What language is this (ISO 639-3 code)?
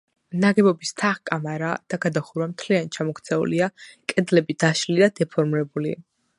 kat